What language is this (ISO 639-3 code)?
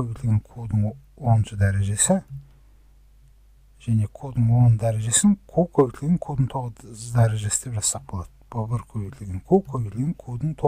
pol